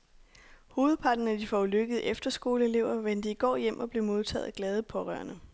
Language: Danish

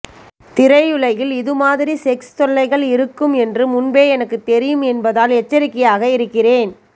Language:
Tamil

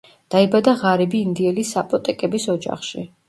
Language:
Georgian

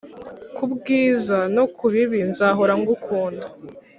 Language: Kinyarwanda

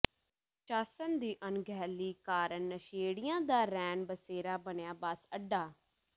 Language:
Punjabi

